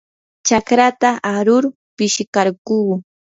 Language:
Yanahuanca Pasco Quechua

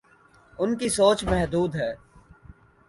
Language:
Urdu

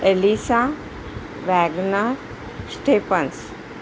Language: Marathi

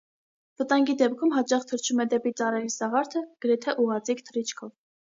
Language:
Armenian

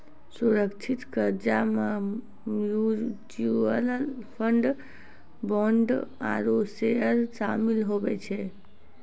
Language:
Maithili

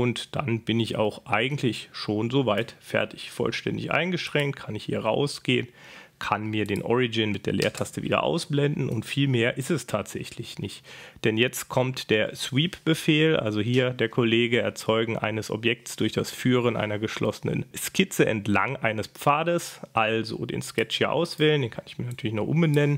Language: German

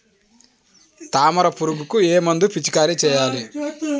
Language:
Telugu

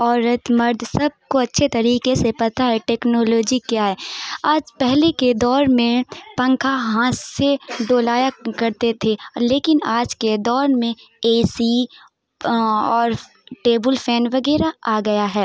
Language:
Urdu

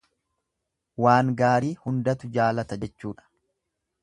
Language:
Oromo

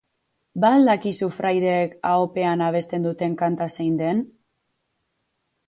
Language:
Basque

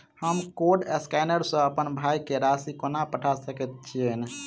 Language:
Maithili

